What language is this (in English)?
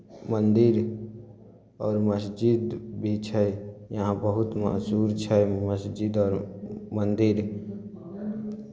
Maithili